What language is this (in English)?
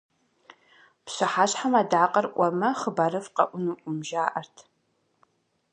Kabardian